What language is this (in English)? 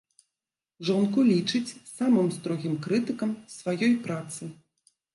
Belarusian